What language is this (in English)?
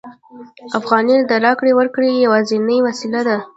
Pashto